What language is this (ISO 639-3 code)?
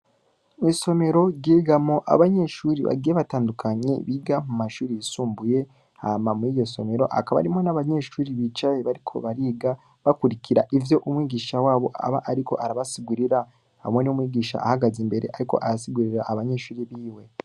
run